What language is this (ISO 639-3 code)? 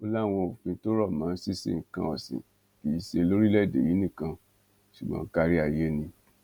yor